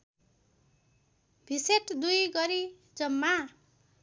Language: Nepali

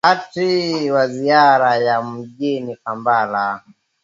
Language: Swahili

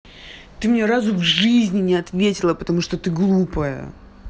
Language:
Russian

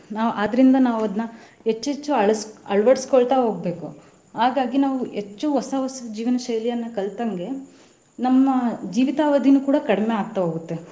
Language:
Kannada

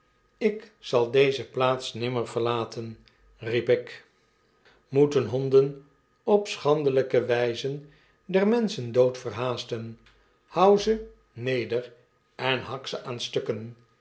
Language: Dutch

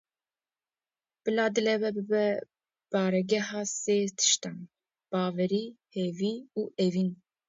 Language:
Kurdish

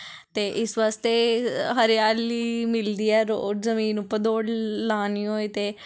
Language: Dogri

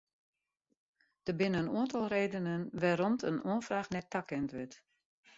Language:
Western Frisian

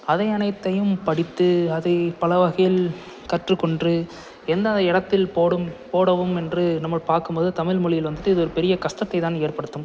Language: Tamil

